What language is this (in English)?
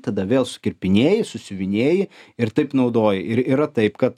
Lithuanian